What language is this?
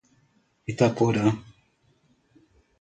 Portuguese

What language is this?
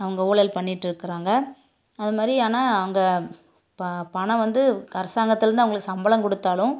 Tamil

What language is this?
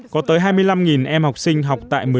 Vietnamese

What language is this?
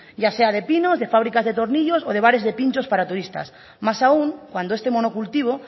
Spanish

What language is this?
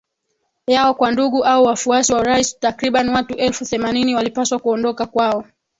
Swahili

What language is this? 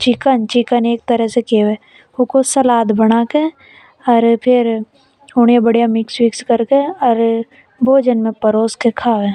Hadothi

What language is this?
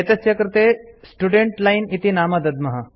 Sanskrit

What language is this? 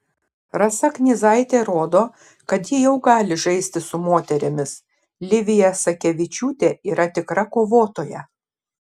Lithuanian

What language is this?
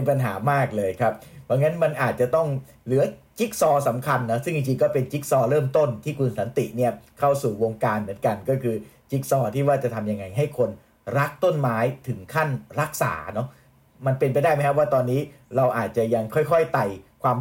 Thai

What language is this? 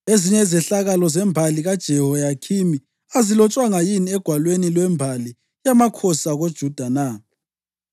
North Ndebele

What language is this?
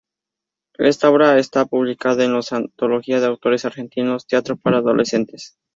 Spanish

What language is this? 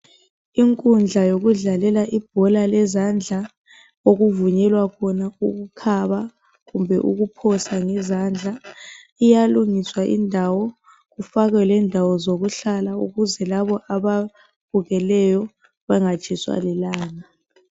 North Ndebele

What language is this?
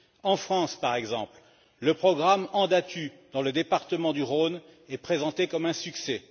French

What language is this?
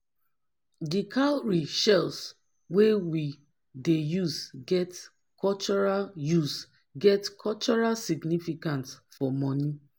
Nigerian Pidgin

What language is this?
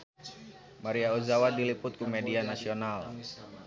Sundanese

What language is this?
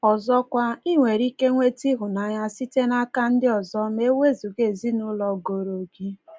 Igbo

